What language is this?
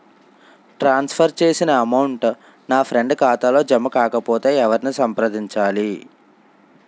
Telugu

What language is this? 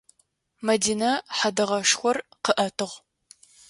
Adyghe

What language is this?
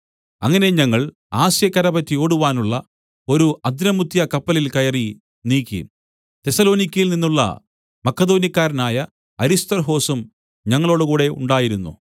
Malayalam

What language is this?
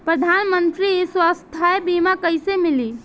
Bhojpuri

